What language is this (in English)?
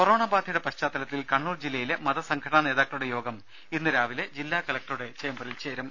Malayalam